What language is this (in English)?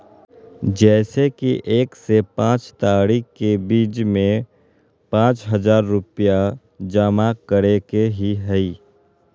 Magahi